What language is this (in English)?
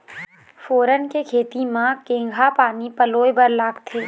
Chhattisgarhi